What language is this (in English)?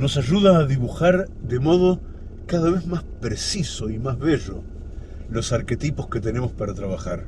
Spanish